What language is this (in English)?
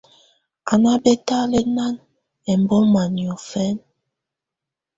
Tunen